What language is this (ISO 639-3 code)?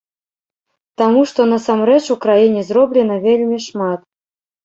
bel